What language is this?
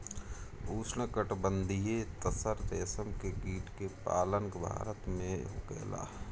Bhojpuri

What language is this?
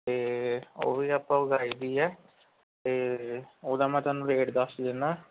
Punjabi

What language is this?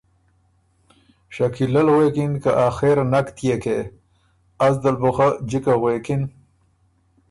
Ormuri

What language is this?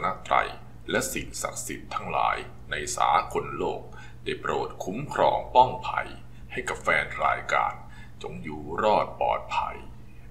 Thai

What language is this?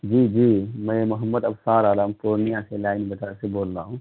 Urdu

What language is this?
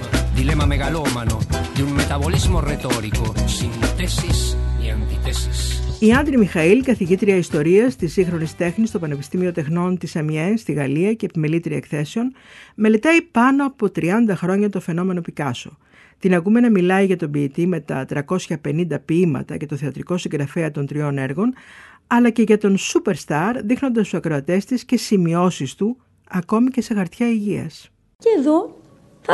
Greek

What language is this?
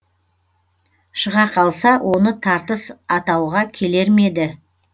Kazakh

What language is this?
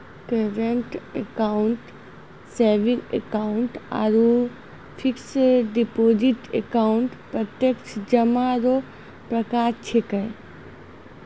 Maithili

